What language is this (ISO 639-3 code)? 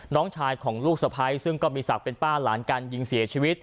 tha